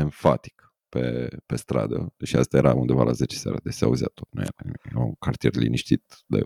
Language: Romanian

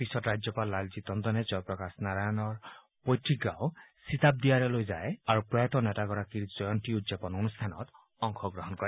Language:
Assamese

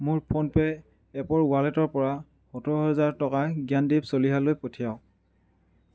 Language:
Assamese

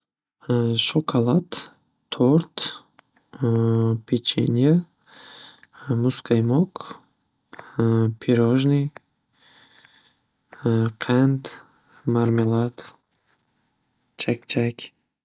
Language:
Uzbek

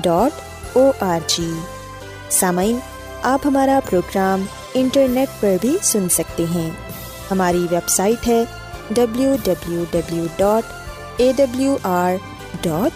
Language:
Urdu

